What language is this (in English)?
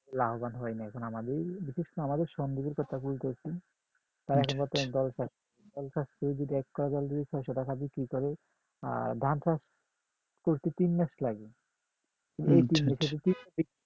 Bangla